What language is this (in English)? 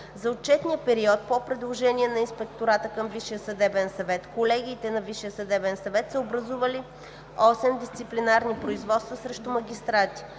Bulgarian